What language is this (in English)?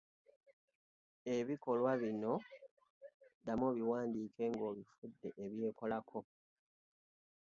Ganda